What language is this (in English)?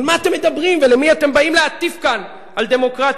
Hebrew